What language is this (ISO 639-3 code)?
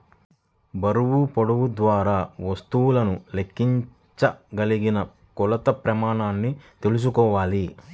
tel